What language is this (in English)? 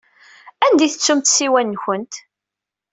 Kabyle